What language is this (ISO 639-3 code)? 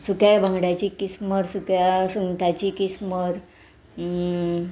kok